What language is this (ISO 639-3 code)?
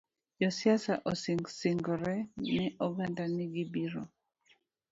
luo